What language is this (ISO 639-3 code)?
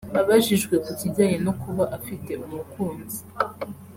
kin